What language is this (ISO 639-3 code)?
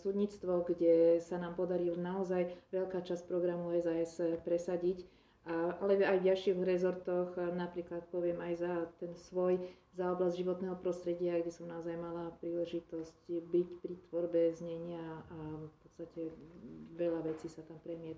slk